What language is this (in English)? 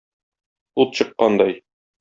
Tatar